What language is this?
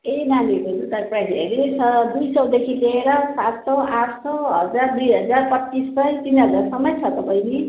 Nepali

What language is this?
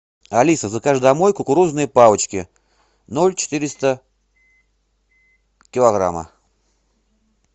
Russian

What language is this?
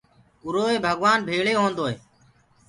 Gurgula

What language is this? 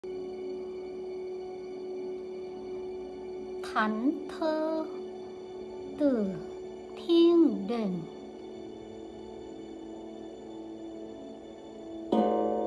Vietnamese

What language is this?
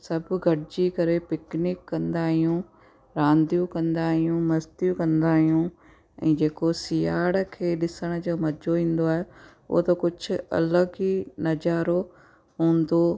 Sindhi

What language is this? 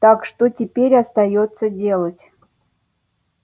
Russian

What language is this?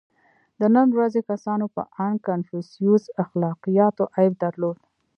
Pashto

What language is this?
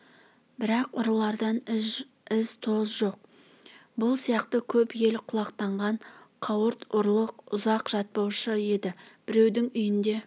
Kazakh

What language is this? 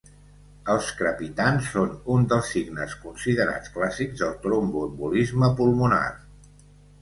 Catalan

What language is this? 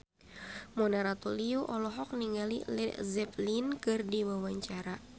Sundanese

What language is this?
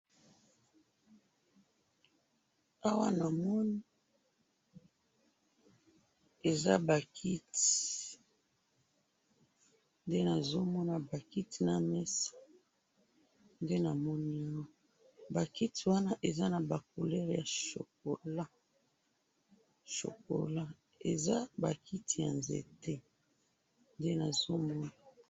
Lingala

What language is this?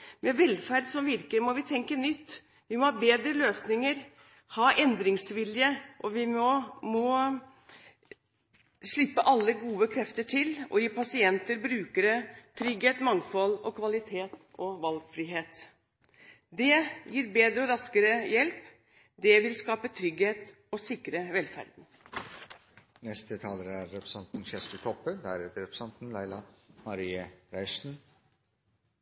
Norwegian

